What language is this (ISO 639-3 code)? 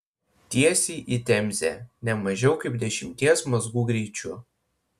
lit